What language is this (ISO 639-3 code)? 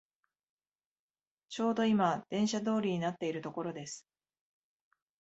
jpn